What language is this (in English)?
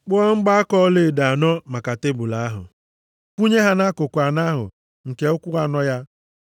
Igbo